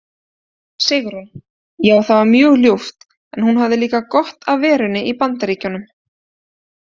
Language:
Icelandic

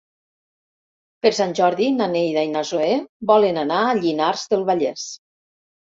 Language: Catalan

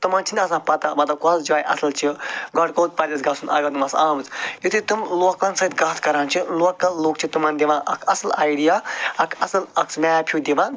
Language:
Kashmiri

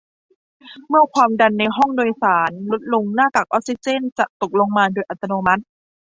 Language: Thai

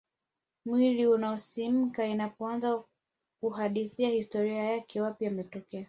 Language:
Swahili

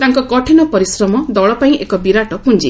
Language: Odia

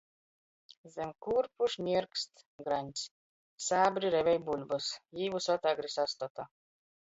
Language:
Latgalian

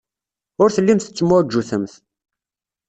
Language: Kabyle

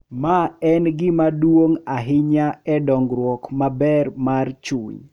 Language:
Luo (Kenya and Tanzania)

